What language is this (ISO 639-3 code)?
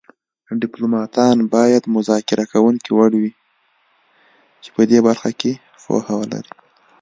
pus